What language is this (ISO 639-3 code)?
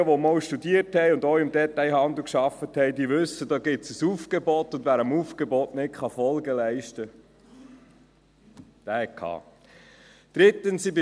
gsw